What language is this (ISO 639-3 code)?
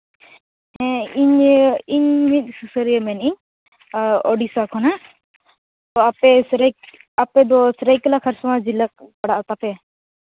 sat